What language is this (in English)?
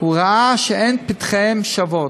Hebrew